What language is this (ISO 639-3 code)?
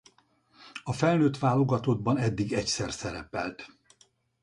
hun